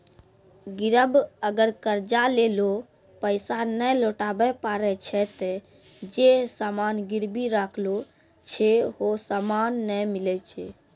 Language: Maithili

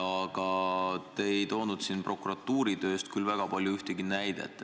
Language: Estonian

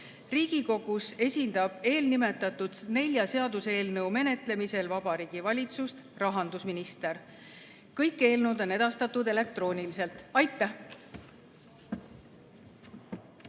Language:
Estonian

